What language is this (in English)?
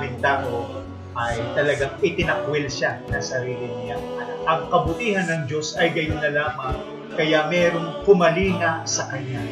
Filipino